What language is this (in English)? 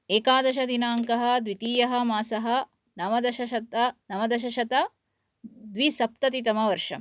Sanskrit